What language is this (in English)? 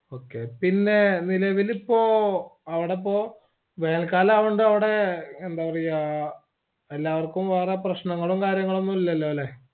Malayalam